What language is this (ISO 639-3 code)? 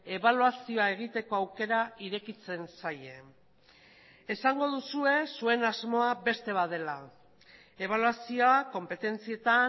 eus